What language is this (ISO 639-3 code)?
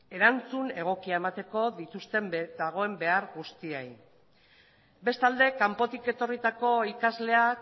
eus